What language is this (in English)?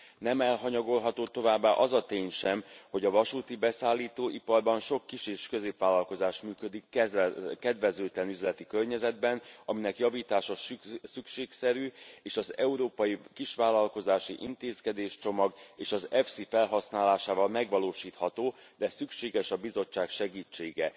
Hungarian